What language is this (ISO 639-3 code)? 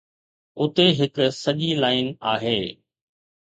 snd